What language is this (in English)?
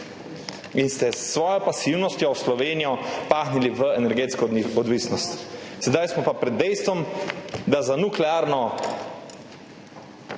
Slovenian